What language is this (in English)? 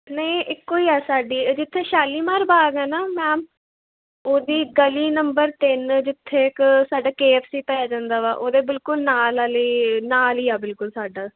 Punjabi